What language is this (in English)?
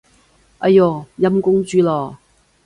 Cantonese